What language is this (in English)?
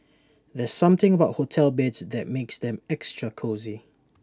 English